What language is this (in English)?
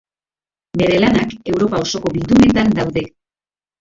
Basque